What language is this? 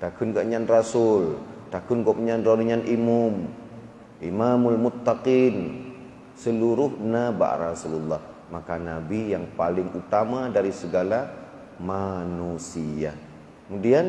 Malay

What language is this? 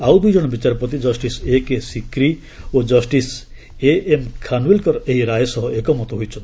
Odia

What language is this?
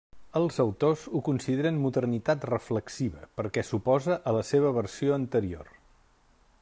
Catalan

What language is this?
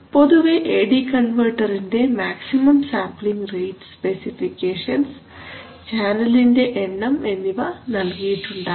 Malayalam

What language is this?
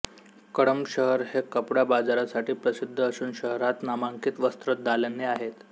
Marathi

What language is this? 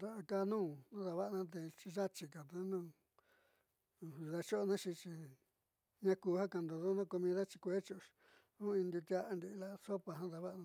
Southeastern Nochixtlán Mixtec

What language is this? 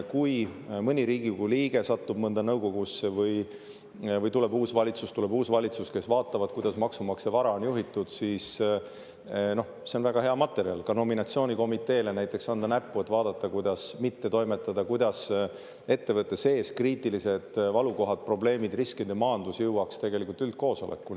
Estonian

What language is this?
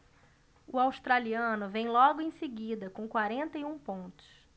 Portuguese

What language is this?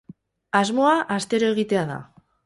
Basque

